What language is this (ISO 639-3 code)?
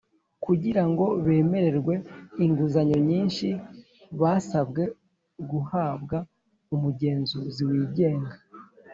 kin